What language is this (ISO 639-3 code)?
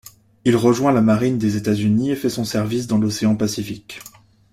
fra